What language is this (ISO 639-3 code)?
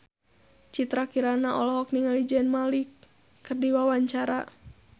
sun